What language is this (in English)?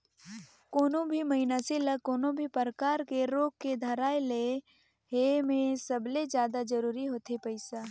Chhattisgarhi